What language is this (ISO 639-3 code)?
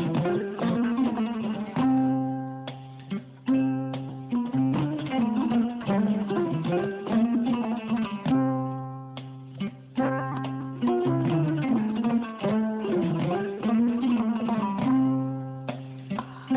ful